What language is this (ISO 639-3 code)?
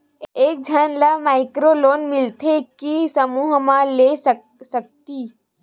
hne